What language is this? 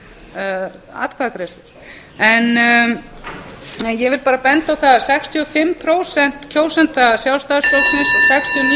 Icelandic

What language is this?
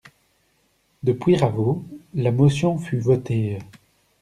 French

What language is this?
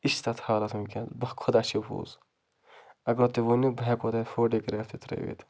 Kashmiri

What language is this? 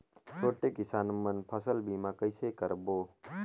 Chhattisgarhi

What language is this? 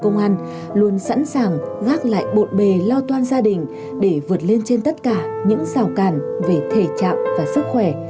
Vietnamese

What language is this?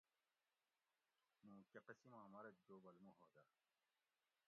Gawri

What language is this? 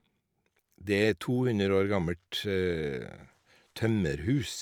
Norwegian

